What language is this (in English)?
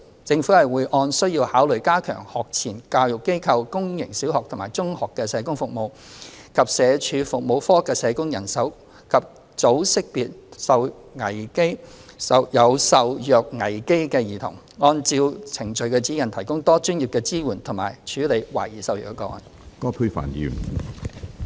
Cantonese